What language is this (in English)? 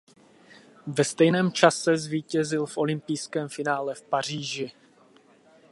Czech